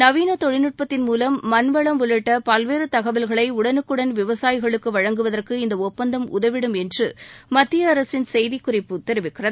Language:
Tamil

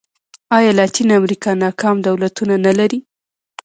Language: Pashto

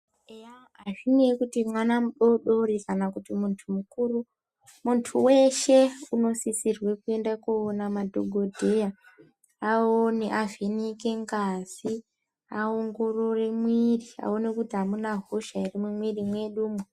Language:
Ndau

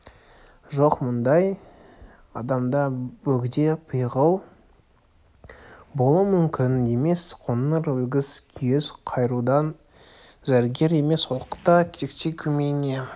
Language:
Kazakh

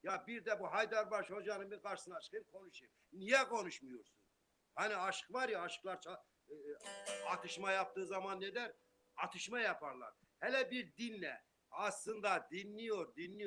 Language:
Turkish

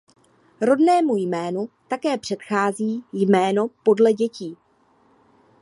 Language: Czech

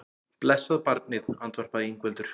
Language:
Icelandic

